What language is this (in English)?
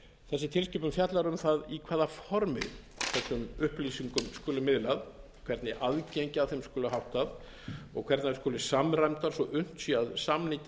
Icelandic